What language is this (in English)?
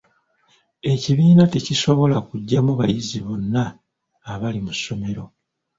Ganda